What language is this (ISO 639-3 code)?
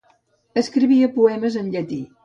cat